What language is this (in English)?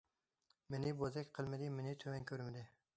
Uyghur